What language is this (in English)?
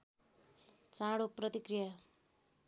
Nepali